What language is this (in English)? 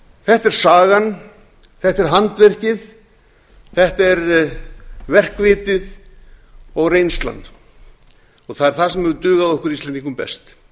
Icelandic